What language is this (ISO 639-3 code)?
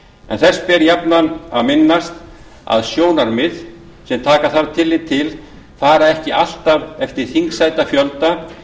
isl